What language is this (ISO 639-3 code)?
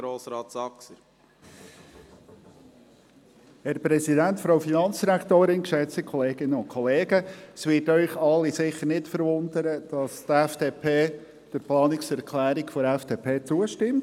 gsw